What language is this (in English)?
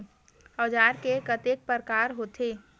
Chhattisgarhi